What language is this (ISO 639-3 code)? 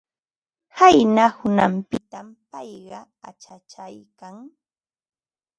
qva